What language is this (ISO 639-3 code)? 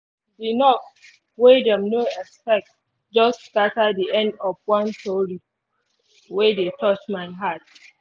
pcm